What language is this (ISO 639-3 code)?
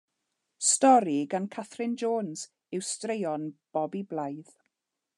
cym